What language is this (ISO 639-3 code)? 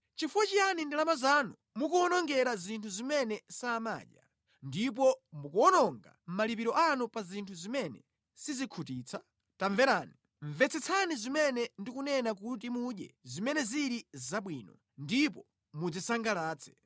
nya